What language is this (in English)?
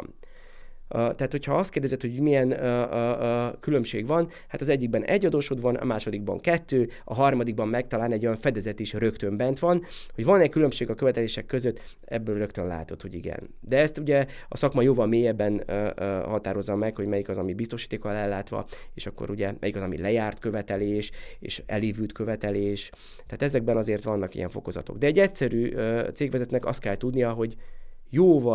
Hungarian